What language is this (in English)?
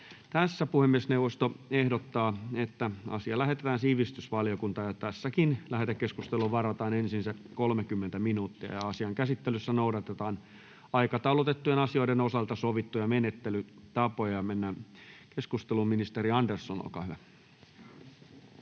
Finnish